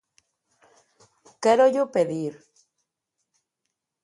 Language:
Galician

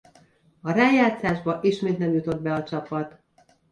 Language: Hungarian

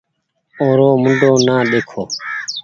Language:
Goaria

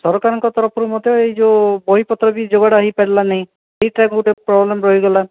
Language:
Odia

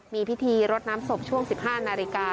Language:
Thai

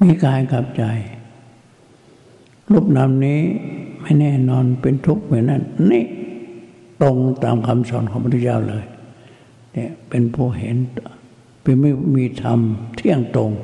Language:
Thai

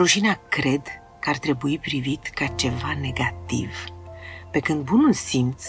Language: Romanian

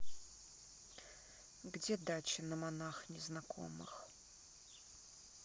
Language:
Russian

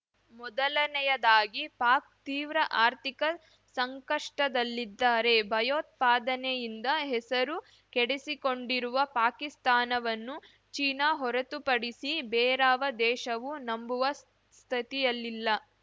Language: Kannada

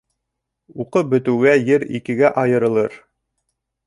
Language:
Bashkir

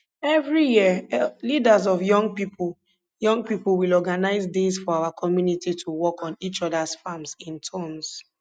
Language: Nigerian Pidgin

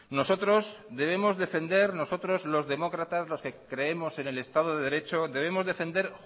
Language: Spanish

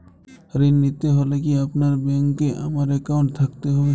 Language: Bangla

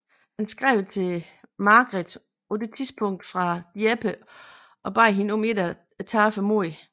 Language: Danish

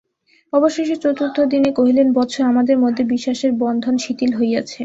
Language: Bangla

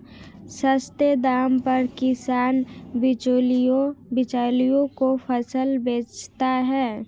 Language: Hindi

